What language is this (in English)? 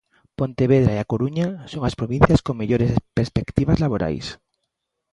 Galician